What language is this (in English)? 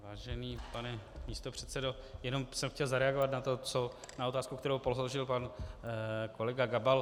Czech